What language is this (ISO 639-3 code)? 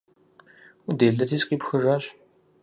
kbd